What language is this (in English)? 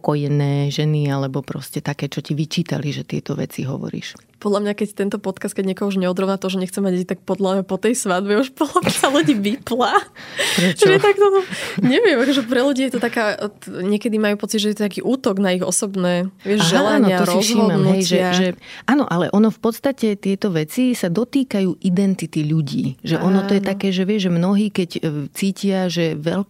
Slovak